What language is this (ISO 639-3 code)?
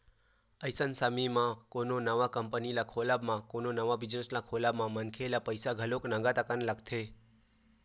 hne